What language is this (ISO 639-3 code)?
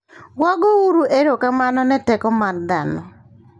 luo